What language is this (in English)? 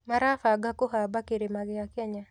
Kikuyu